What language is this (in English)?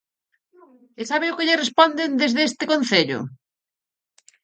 Galician